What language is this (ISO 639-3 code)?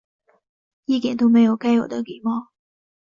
zho